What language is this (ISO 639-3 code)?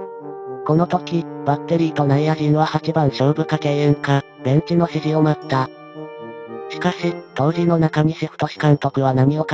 jpn